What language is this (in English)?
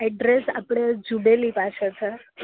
Gujarati